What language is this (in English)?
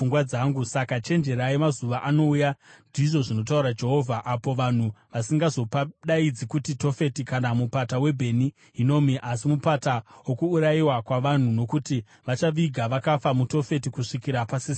Shona